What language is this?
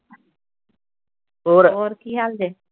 Punjabi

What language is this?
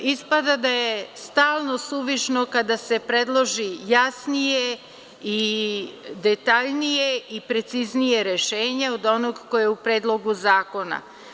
Serbian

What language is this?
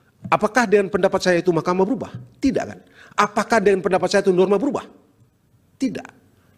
Indonesian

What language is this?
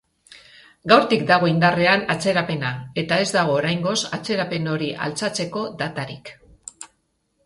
Basque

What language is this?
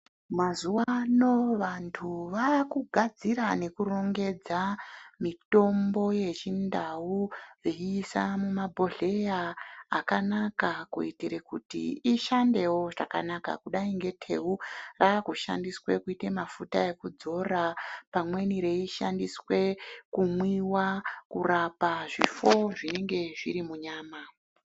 Ndau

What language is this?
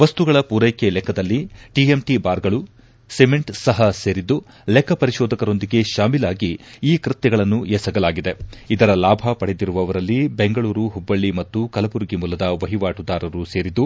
Kannada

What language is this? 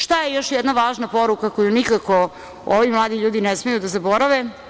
Serbian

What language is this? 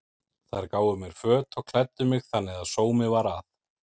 Icelandic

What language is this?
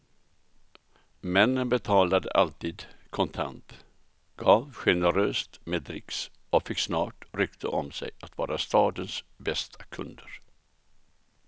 Swedish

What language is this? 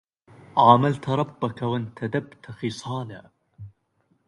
Arabic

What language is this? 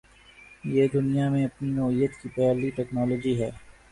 Urdu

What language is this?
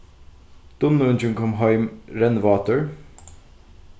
Faroese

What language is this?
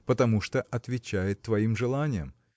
Russian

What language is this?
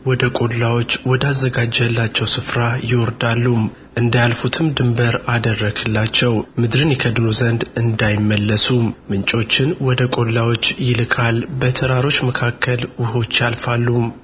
Amharic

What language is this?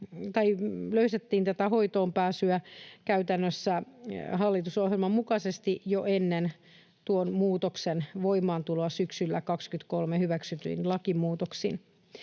Finnish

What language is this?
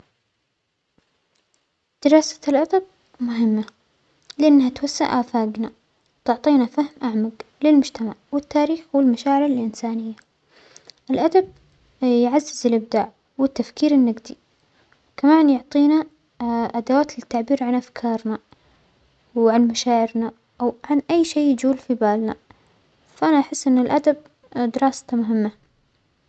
Omani Arabic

